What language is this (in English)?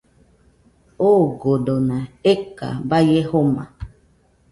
Nüpode Huitoto